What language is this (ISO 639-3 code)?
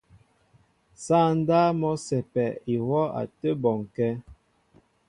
mbo